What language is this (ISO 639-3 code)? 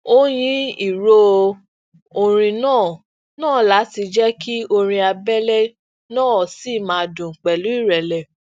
yor